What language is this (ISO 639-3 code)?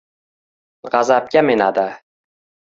uzb